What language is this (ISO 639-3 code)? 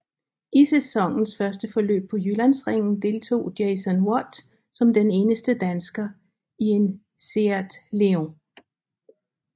dan